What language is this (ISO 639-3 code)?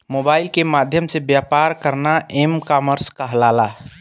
bho